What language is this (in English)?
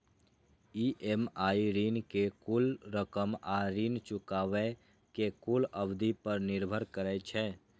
Maithili